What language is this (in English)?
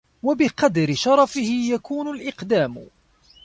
Arabic